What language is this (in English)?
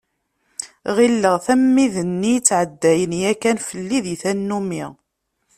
Kabyle